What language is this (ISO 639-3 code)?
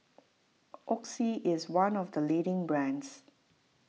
eng